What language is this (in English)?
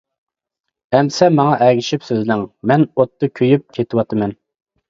Uyghur